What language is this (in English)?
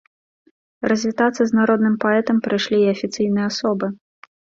Belarusian